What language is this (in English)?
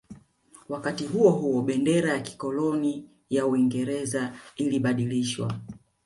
Swahili